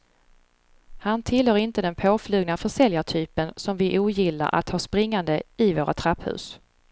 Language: Swedish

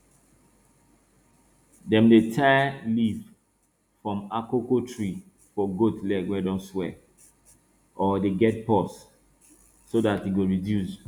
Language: Nigerian Pidgin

